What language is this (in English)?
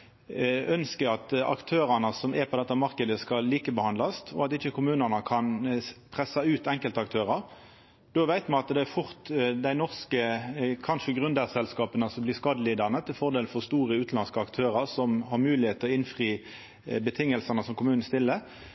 Norwegian Nynorsk